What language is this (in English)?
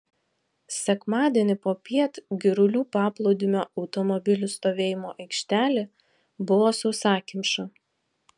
Lithuanian